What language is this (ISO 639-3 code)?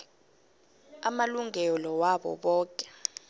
nbl